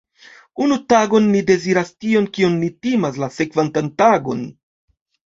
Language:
Esperanto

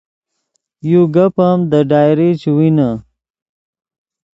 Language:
Yidgha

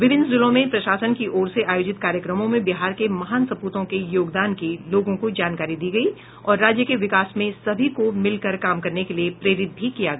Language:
Hindi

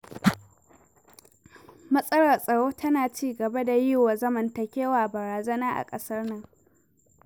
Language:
Hausa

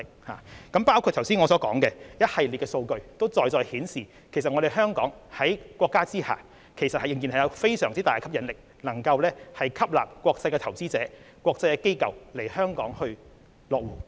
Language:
Cantonese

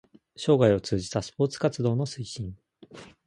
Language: Japanese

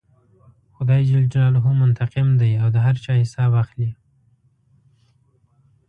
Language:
Pashto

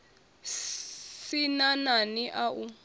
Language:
Venda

